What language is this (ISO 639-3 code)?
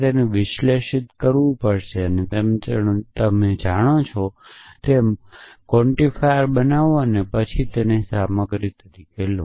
guj